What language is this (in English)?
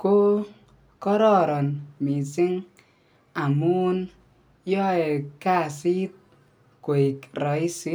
Kalenjin